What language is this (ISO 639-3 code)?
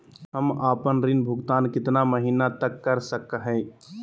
mag